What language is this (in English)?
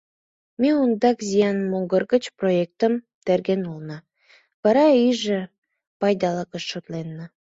Mari